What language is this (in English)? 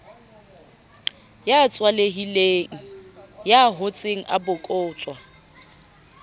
Southern Sotho